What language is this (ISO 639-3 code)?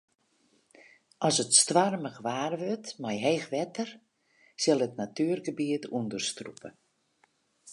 fry